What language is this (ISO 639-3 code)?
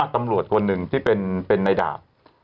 tha